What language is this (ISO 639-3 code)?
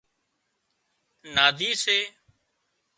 kxp